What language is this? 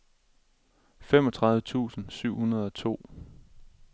Danish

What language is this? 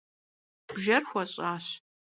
Kabardian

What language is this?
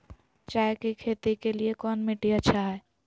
Magahi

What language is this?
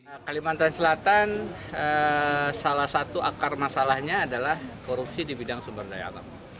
Indonesian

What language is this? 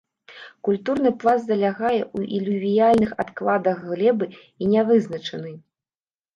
Belarusian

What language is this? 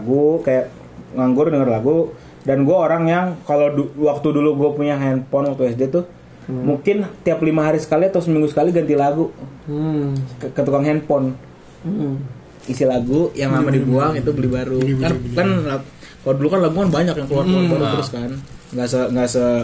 Indonesian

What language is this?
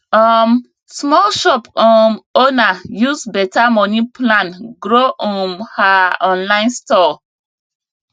Nigerian Pidgin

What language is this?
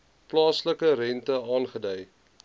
Afrikaans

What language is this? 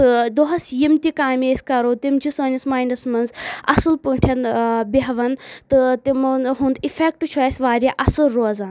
Kashmiri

